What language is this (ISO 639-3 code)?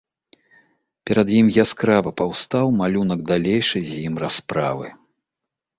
bel